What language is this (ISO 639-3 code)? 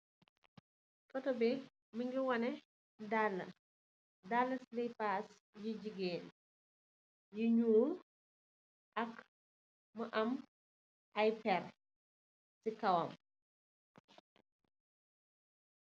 wol